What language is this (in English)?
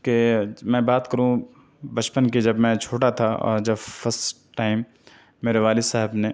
Urdu